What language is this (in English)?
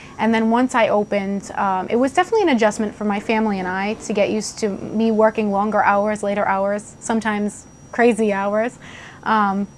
English